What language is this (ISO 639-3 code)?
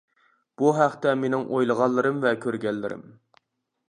uig